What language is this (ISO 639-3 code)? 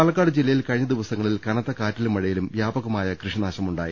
mal